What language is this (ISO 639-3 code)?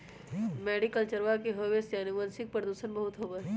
mag